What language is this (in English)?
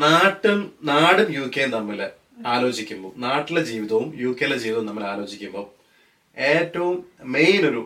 Malayalam